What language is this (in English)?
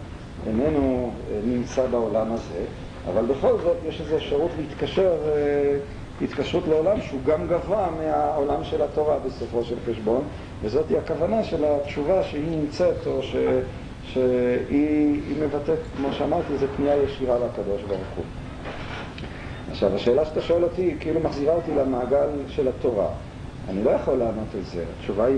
Hebrew